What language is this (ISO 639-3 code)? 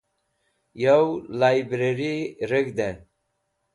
wbl